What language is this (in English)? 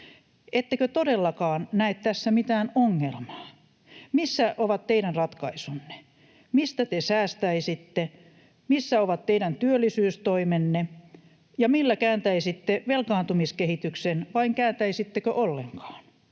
Finnish